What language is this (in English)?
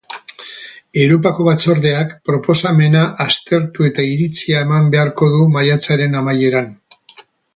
Basque